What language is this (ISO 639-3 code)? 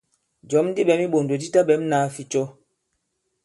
abb